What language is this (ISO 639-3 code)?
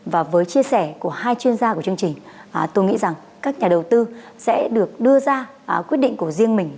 vie